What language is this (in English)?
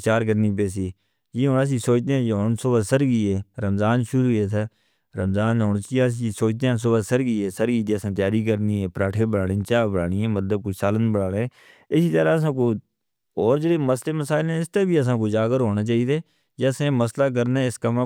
Northern Hindko